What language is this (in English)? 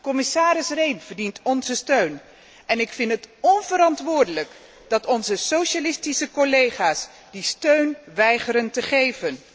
Dutch